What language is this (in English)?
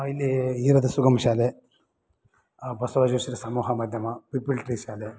Kannada